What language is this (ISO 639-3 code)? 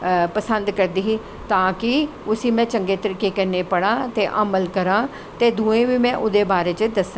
doi